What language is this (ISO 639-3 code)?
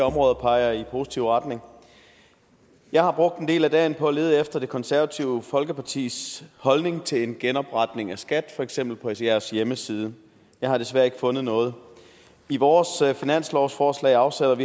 dan